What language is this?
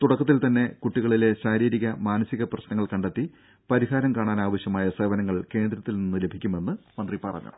Malayalam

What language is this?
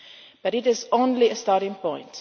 English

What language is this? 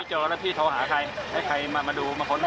Thai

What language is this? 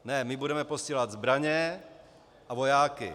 Czech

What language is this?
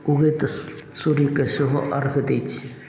Maithili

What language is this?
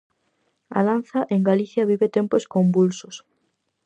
Galician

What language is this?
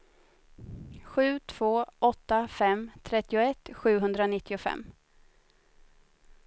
Swedish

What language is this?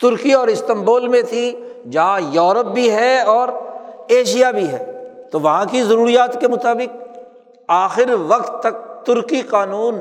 Urdu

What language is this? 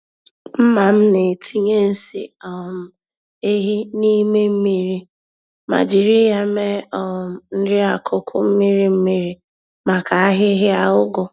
Igbo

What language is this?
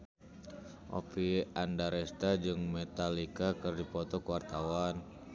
Sundanese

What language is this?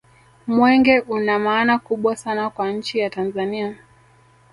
Swahili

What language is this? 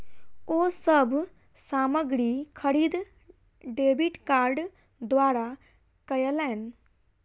Maithili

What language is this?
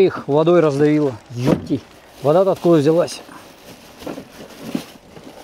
Russian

